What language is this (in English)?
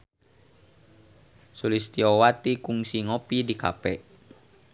Sundanese